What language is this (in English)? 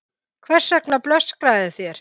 Icelandic